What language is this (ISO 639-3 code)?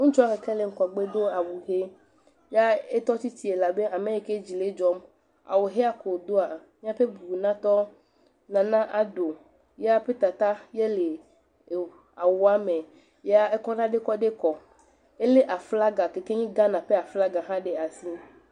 ewe